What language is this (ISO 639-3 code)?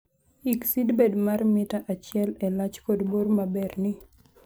luo